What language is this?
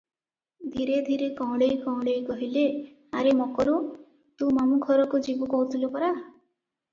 Odia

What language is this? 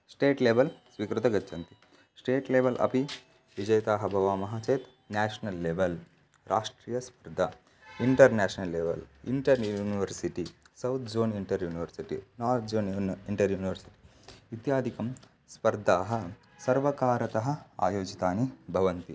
Sanskrit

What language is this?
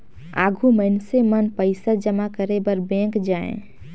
Chhattisgarhi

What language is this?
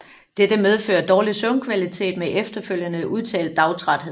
Danish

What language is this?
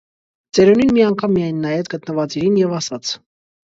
Armenian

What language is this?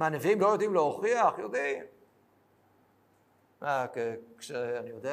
Hebrew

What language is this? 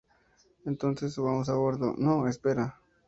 Spanish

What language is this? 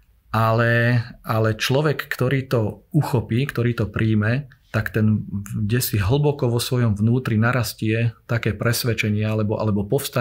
Slovak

